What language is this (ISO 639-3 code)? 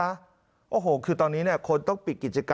tha